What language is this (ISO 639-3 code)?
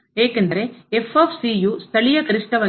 kan